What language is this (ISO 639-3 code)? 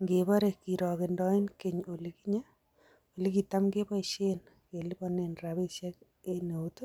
kln